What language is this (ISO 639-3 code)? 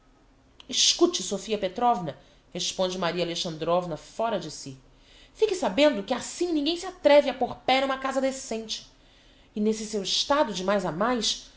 por